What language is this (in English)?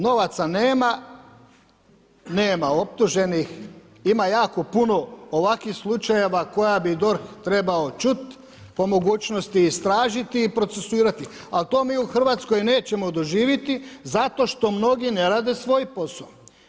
Croatian